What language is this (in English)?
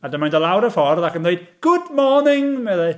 Welsh